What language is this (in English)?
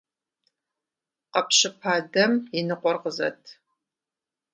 Kabardian